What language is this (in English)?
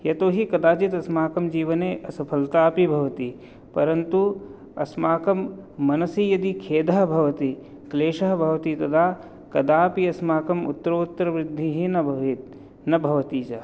Sanskrit